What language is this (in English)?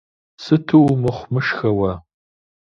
Kabardian